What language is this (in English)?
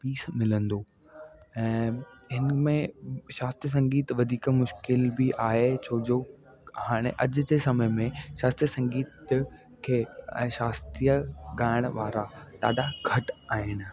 Sindhi